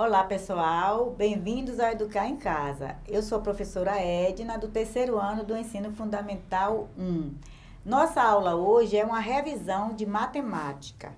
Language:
Portuguese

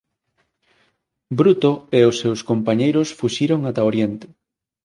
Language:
Galician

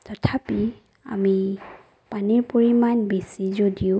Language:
Assamese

